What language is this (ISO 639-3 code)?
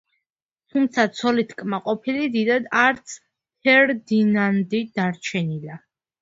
kat